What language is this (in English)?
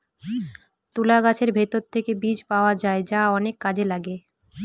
Bangla